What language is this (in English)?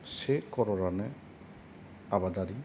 Bodo